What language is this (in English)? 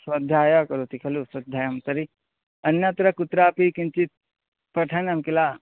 Sanskrit